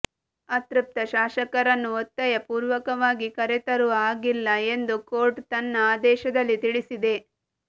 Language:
Kannada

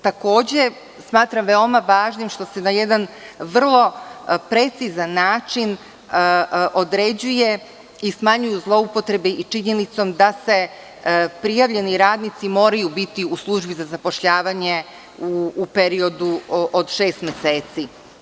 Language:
Serbian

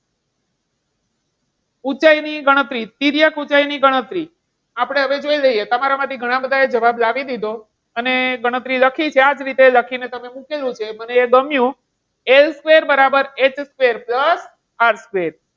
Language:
Gujarati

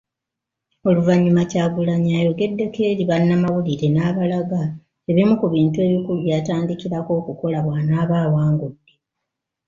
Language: Ganda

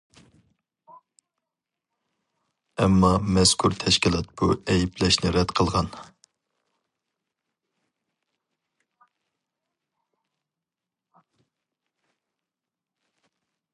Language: Uyghur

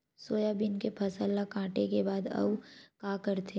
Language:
Chhattisgarhi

